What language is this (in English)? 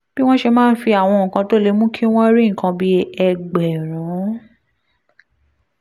Yoruba